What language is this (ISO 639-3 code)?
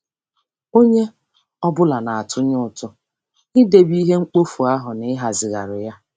ibo